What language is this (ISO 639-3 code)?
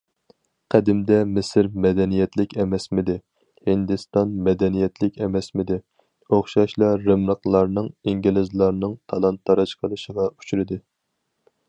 uig